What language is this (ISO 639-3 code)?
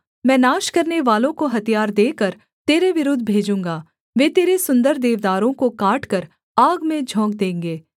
hin